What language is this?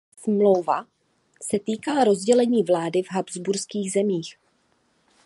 Czech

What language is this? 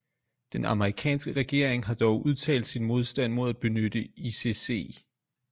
Danish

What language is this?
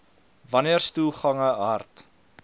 Afrikaans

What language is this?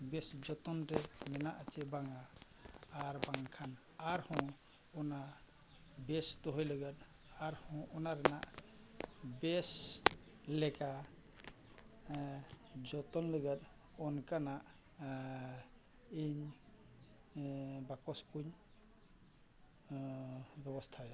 Santali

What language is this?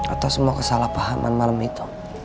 Indonesian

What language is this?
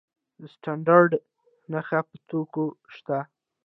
Pashto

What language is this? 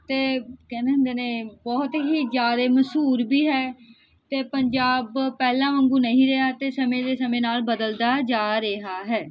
Punjabi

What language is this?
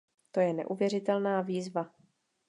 Czech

